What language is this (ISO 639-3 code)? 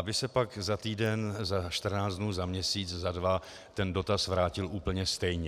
ces